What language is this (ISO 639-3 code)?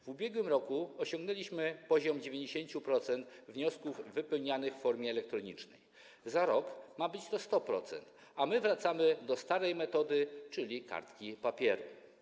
pol